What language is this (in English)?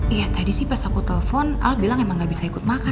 Indonesian